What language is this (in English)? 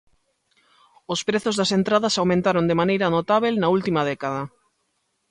Galician